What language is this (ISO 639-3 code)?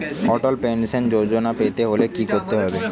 ben